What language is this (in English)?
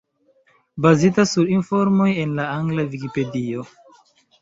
Esperanto